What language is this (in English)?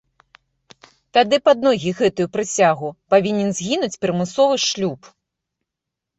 Belarusian